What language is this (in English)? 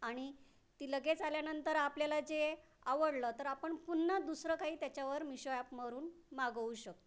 Marathi